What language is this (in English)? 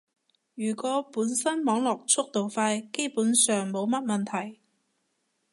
Cantonese